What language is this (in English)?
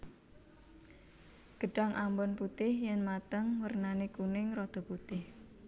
Javanese